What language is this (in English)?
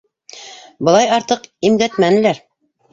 Bashkir